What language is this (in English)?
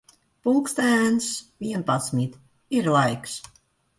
Latvian